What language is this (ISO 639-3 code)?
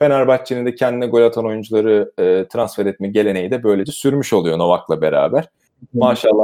tur